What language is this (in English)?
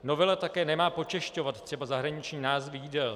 Czech